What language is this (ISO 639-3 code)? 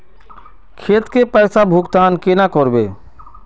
mag